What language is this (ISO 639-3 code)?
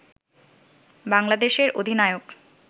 ben